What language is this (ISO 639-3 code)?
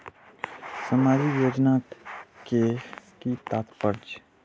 mai